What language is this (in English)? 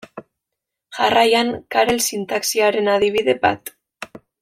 Basque